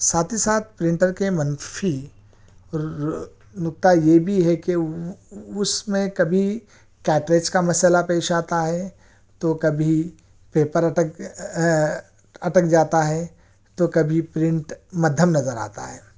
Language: Urdu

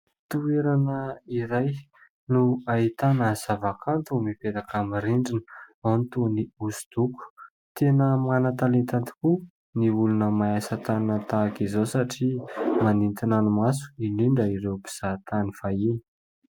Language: Malagasy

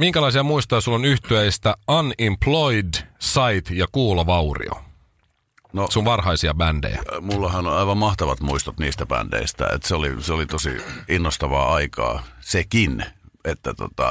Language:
Finnish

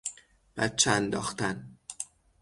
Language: Persian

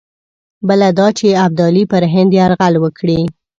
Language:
Pashto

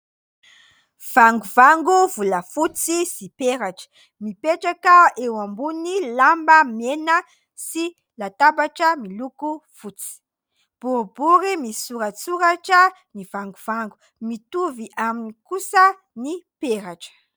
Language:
Malagasy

